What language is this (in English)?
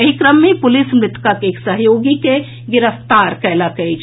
Maithili